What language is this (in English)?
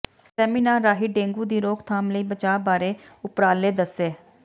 Punjabi